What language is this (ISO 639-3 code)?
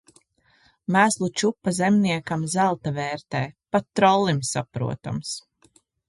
lav